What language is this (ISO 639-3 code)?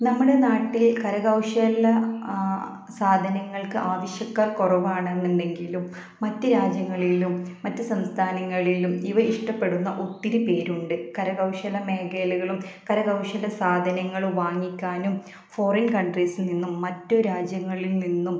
mal